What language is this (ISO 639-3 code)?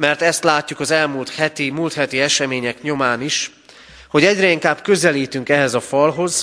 hun